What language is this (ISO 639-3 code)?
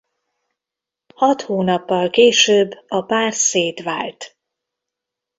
hun